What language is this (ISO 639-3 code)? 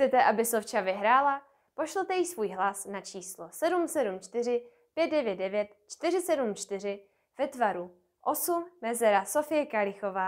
ces